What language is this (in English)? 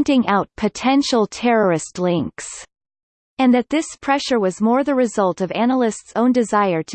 English